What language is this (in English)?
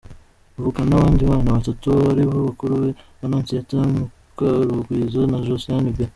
Kinyarwanda